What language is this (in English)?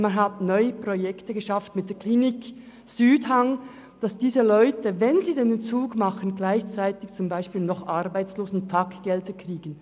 Swiss German